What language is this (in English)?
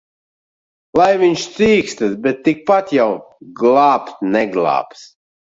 Latvian